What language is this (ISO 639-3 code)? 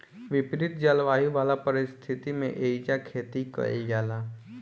bho